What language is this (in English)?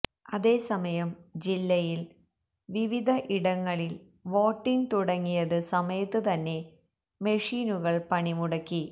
Malayalam